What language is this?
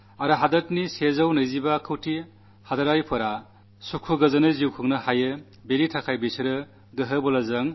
Malayalam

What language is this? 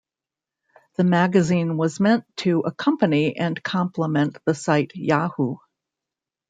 English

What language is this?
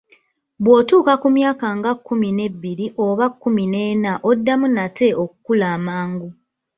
Ganda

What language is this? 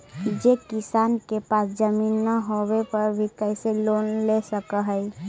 Magahi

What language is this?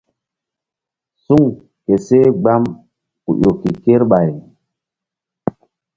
Mbum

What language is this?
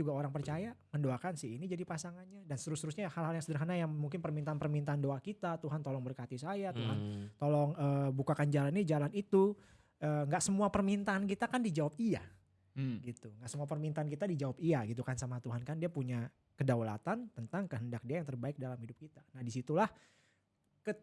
Indonesian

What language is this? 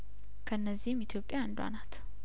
Amharic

